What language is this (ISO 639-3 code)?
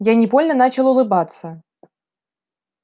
rus